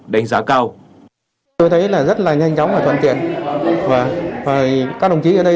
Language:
Vietnamese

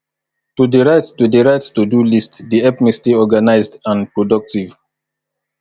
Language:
Nigerian Pidgin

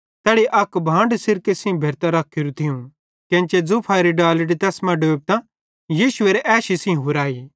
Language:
Bhadrawahi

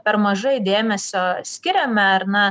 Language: Lithuanian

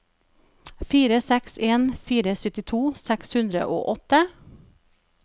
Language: Norwegian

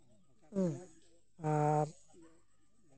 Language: Santali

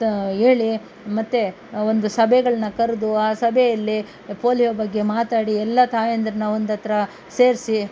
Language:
Kannada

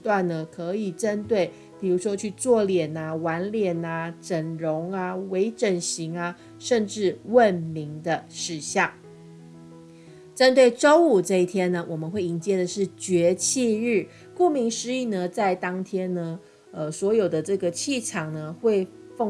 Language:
Chinese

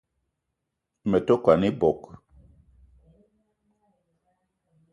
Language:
Eton (Cameroon)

